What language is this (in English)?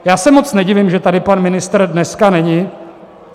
Czech